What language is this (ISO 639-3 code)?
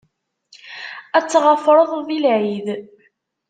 kab